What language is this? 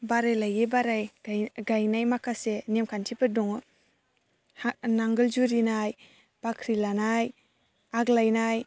Bodo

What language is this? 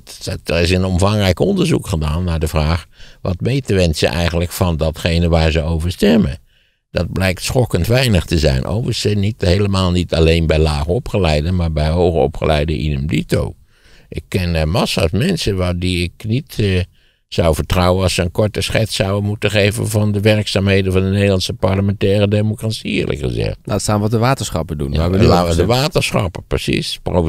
Dutch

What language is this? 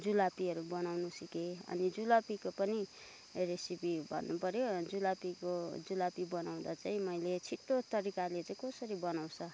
Nepali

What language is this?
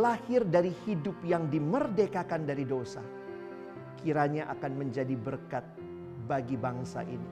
Indonesian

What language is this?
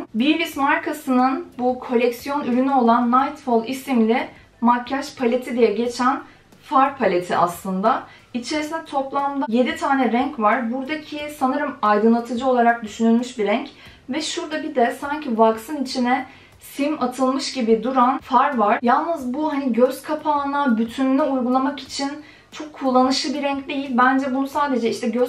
Turkish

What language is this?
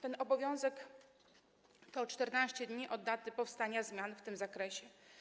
Polish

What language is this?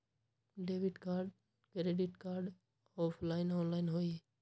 Magahi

